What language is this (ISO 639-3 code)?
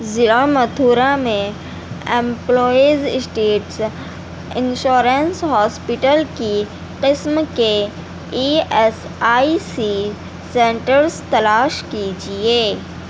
urd